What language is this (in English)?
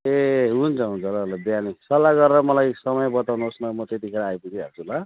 Nepali